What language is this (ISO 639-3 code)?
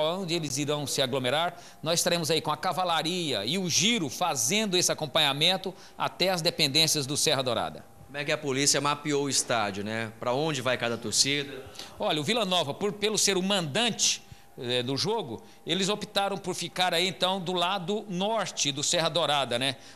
por